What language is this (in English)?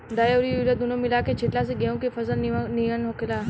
Bhojpuri